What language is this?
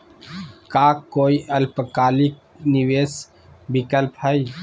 Magahi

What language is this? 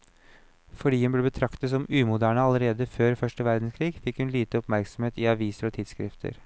Norwegian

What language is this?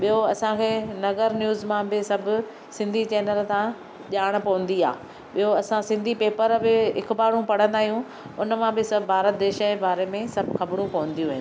Sindhi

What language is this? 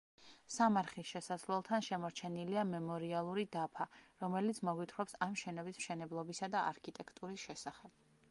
Georgian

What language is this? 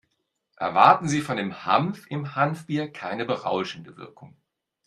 German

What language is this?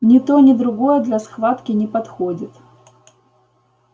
Russian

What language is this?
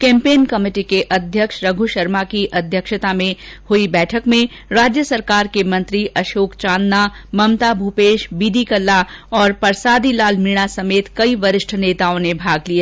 Hindi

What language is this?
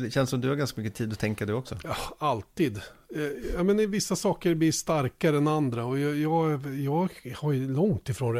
Swedish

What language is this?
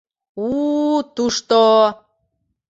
Mari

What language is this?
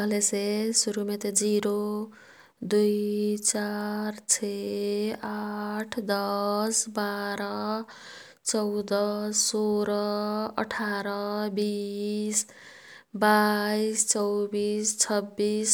Kathoriya Tharu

